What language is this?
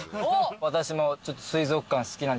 Japanese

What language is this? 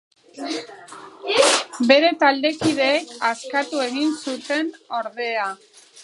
Basque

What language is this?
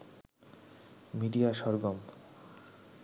Bangla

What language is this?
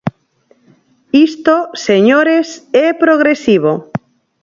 Galician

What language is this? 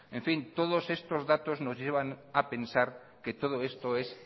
Spanish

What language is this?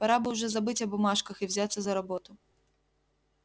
Russian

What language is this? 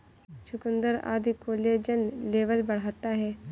Hindi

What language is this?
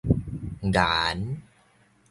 Min Nan Chinese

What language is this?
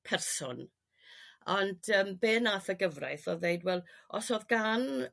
Welsh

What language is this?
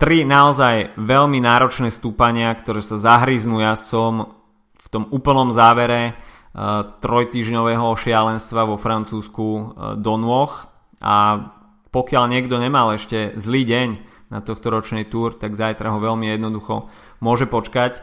Slovak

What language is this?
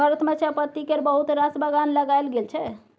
Maithili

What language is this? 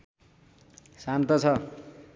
Nepali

